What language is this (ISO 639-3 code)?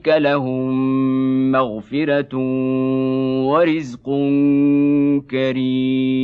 ara